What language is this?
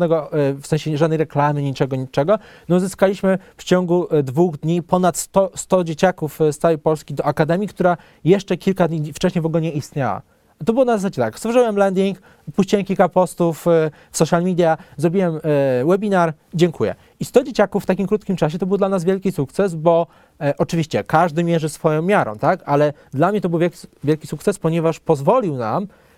Polish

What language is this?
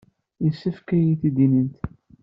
Kabyle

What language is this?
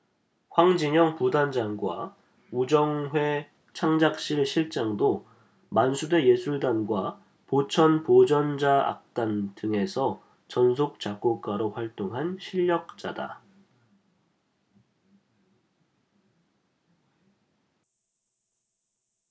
Korean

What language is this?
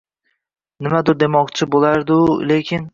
Uzbek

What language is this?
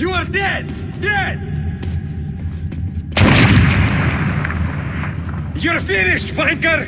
English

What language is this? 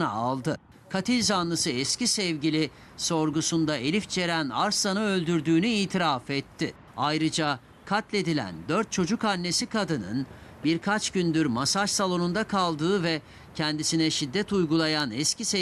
Turkish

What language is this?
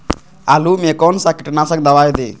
Magahi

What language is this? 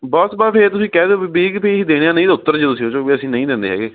Punjabi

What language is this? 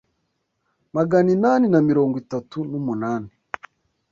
Kinyarwanda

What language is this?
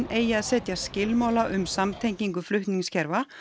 Icelandic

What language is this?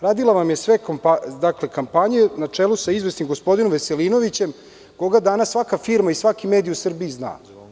Serbian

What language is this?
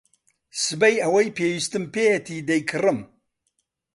Central Kurdish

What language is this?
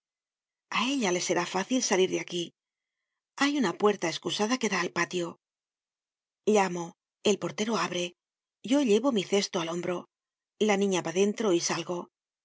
Spanish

